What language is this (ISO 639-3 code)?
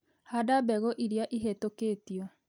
kik